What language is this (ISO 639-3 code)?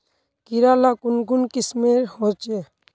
mag